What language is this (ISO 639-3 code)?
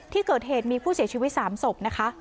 tha